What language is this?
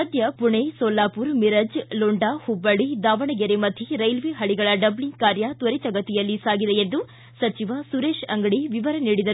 Kannada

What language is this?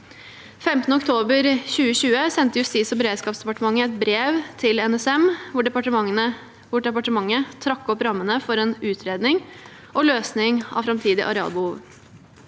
Norwegian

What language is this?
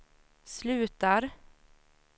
Swedish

